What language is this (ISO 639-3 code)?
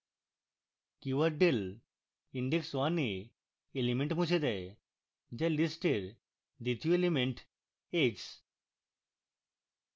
ben